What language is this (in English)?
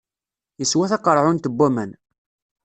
Kabyle